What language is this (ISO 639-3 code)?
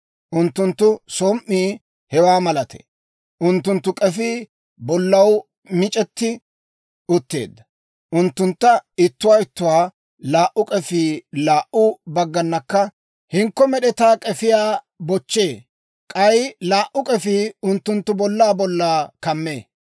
dwr